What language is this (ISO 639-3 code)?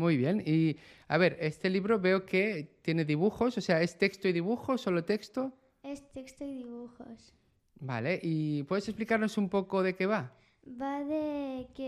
spa